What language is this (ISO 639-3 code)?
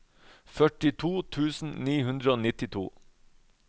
nor